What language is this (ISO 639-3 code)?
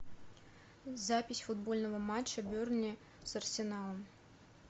rus